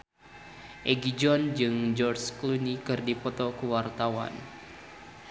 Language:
Sundanese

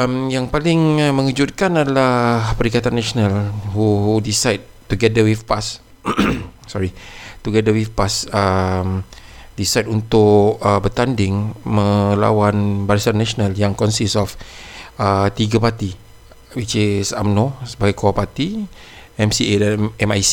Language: Malay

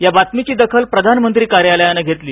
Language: Marathi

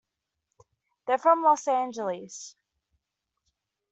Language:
English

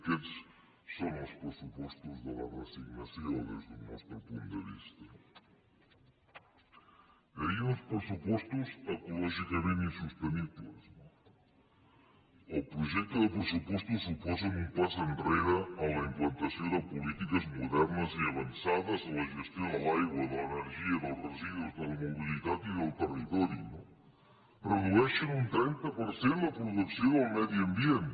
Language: Catalan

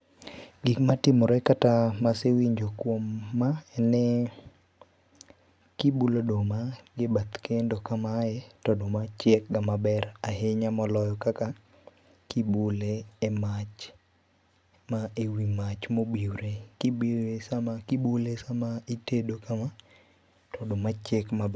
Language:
Luo (Kenya and Tanzania)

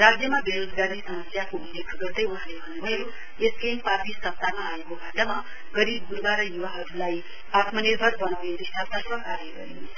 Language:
Nepali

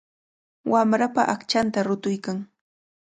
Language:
Cajatambo North Lima Quechua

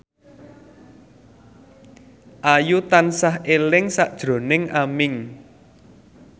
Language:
Javanese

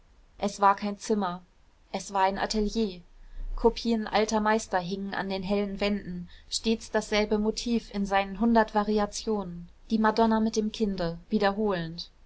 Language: German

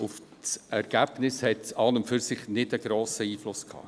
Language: Swiss German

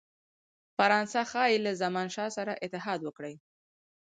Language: Pashto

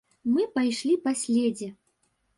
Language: Belarusian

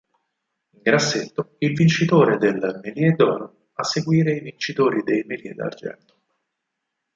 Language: Italian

